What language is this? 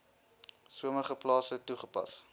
Afrikaans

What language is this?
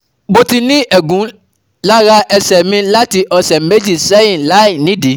Yoruba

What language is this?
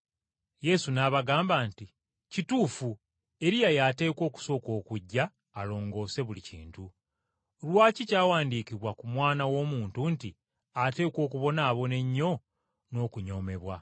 Ganda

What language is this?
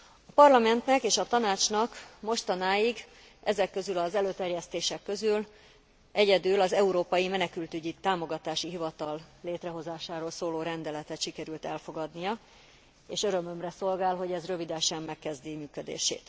Hungarian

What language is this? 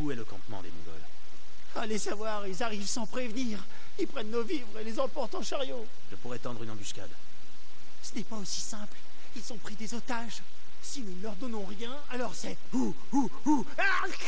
French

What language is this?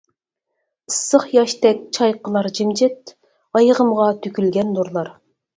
Uyghur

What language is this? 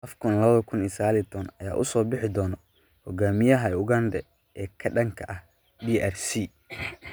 Somali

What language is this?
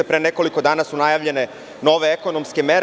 Serbian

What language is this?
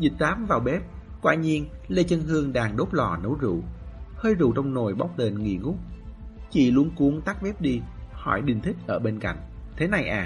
Vietnamese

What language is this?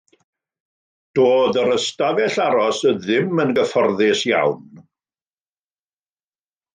Welsh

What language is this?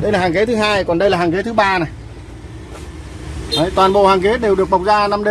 Vietnamese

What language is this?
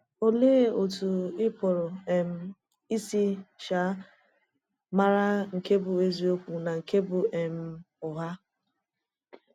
Igbo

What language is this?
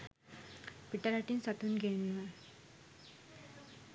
Sinhala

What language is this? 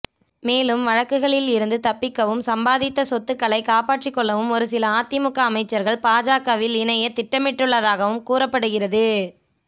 Tamil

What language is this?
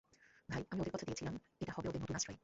Bangla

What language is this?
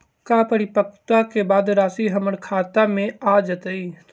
Magahi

